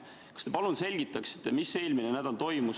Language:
Estonian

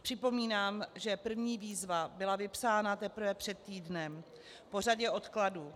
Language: Czech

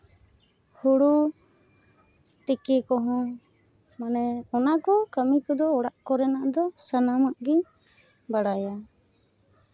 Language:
Santali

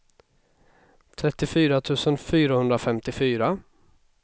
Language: Swedish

